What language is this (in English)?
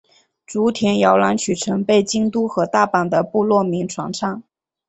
Chinese